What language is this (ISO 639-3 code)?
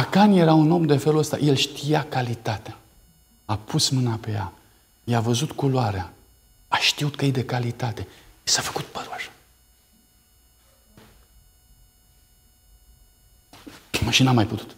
ron